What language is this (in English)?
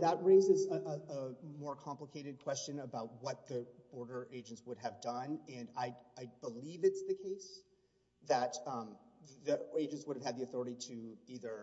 English